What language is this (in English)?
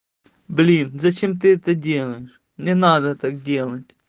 Russian